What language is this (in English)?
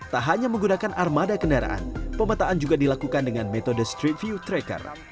Indonesian